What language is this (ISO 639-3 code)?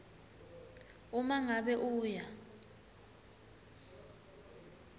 ssw